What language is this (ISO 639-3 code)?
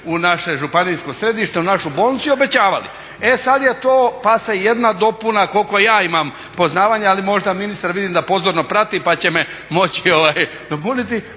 hrv